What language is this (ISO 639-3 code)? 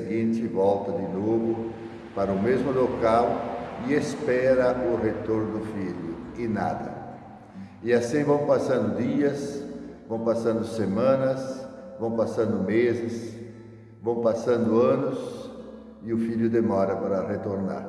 por